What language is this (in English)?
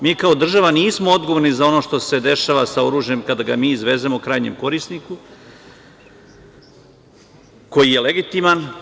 Serbian